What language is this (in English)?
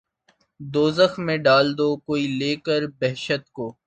Urdu